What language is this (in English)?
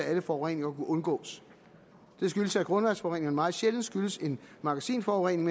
Danish